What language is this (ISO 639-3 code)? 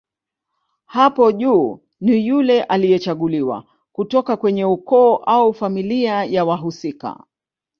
swa